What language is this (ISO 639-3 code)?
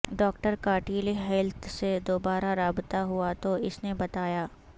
urd